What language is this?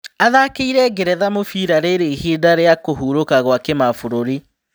Kikuyu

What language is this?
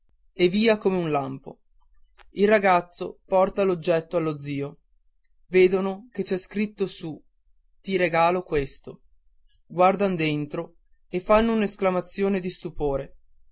Italian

